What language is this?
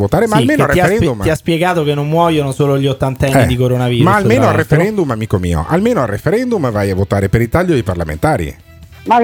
Italian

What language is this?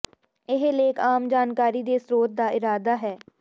Punjabi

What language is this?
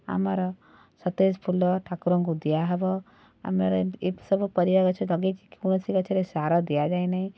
Odia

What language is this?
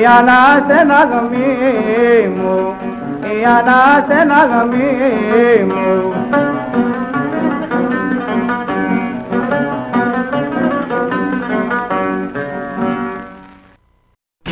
Greek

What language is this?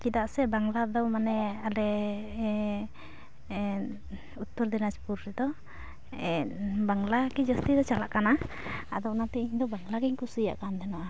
Santali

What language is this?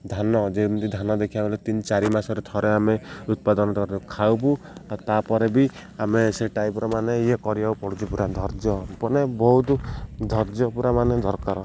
Odia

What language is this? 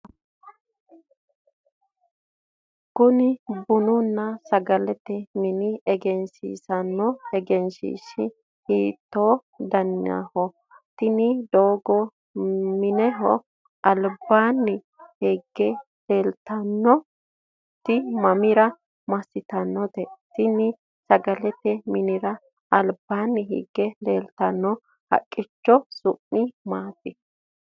Sidamo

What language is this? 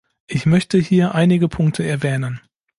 German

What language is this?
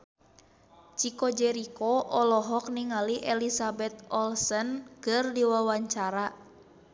Sundanese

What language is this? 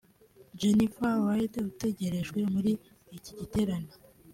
Kinyarwanda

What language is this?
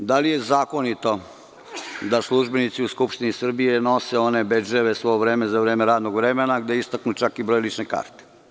Serbian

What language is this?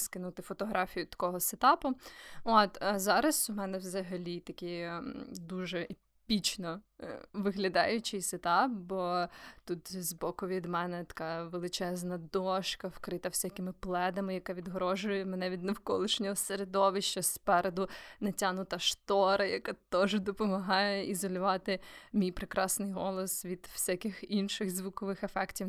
Ukrainian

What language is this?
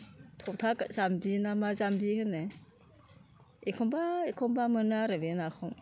Bodo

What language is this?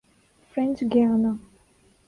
Urdu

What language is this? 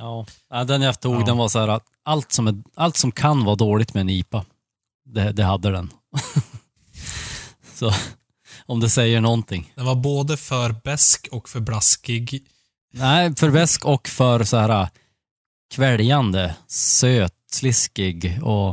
Swedish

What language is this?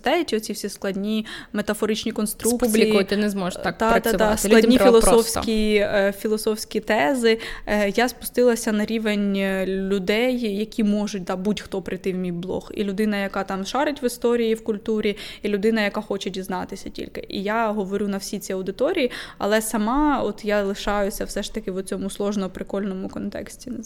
Ukrainian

